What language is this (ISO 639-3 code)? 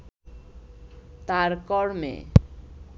ben